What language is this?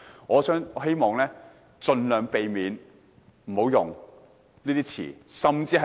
Cantonese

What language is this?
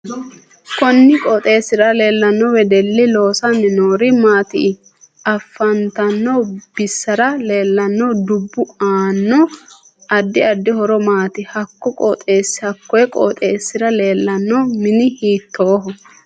Sidamo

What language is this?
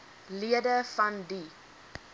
Afrikaans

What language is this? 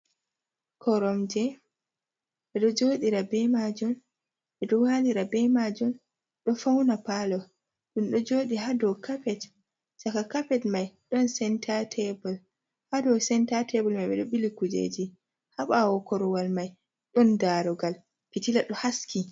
Fula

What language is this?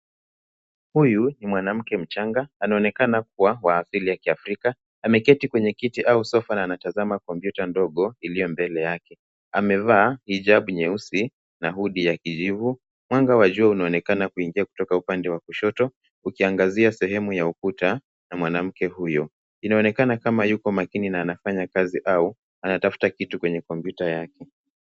Swahili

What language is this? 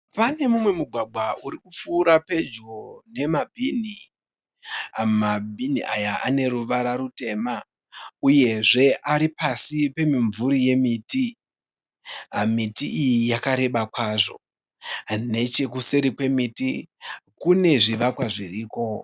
Shona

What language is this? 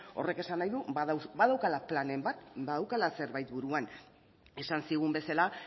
Basque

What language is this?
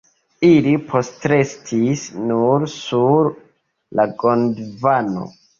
Esperanto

